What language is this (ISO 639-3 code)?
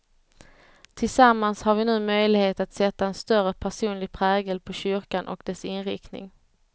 swe